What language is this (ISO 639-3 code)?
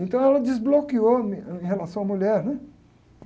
por